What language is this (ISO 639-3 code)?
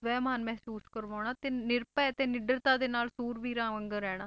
pan